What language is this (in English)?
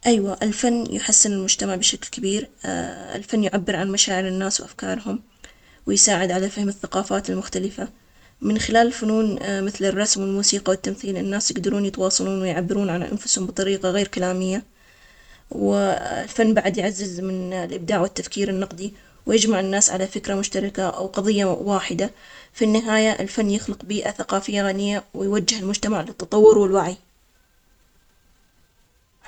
Omani Arabic